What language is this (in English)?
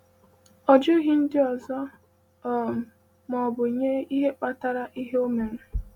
Igbo